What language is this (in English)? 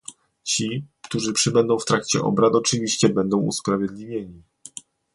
Polish